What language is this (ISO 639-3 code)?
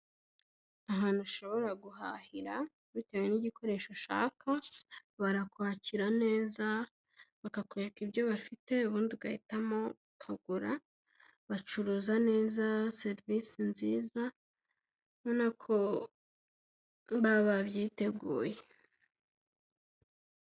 kin